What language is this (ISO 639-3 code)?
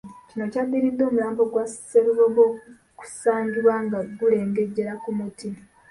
lug